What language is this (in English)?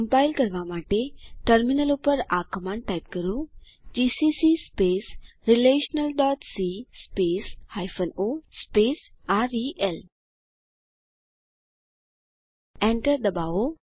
Gujarati